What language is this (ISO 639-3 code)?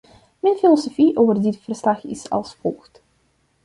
nld